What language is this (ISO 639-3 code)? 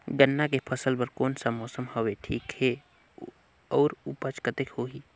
hne